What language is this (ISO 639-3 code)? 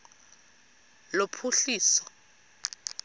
xho